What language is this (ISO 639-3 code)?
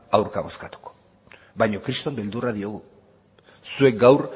eus